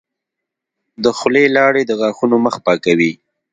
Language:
Pashto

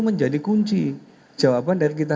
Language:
Indonesian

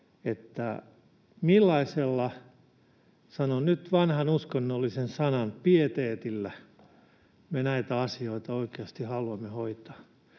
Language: Finnish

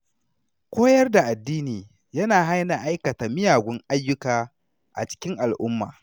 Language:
Hausa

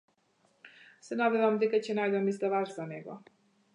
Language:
Macedonian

